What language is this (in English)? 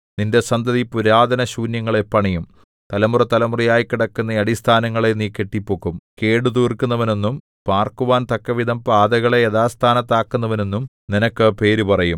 Malayalam